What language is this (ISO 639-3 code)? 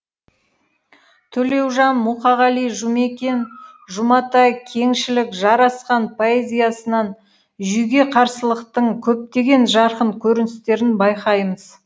kaz